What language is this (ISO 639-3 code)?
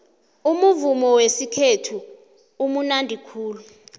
nbl